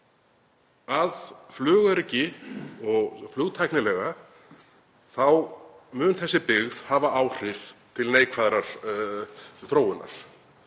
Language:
Icelandic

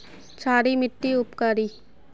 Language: Magahi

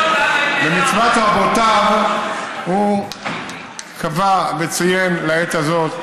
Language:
Hebrew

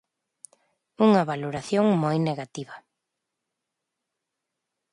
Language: Galician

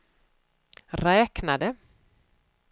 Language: Swedish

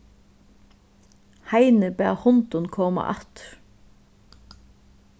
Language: Faroese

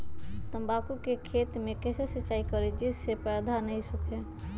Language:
Magahi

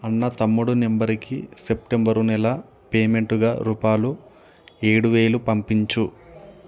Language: Telugu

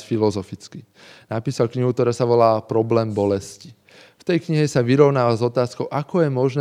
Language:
Slovak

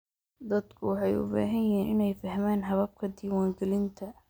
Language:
Somali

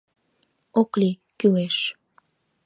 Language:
Mari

